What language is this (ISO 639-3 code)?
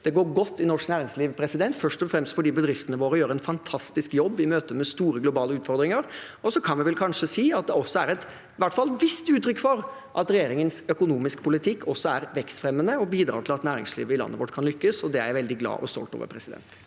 nor